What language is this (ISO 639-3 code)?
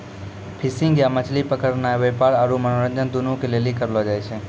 mai